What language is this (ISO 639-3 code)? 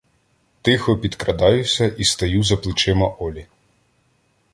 ukr